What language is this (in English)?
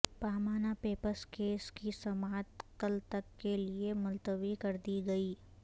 Urdu